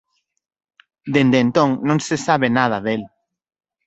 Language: Galician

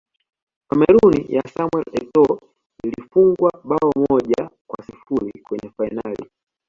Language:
Swahili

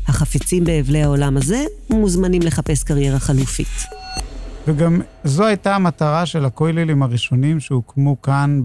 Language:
Hebrew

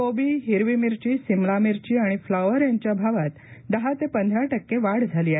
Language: Marathi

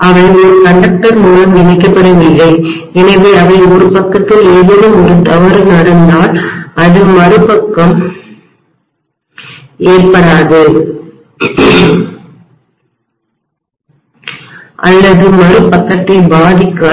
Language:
Tamil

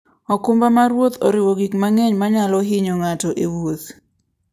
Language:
Luo (Kenya and Tanzania)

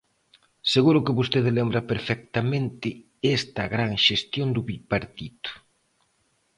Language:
Galician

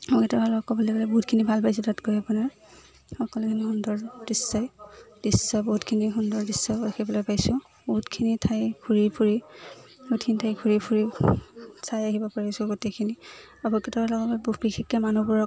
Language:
Assamese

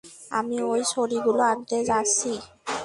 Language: Bangla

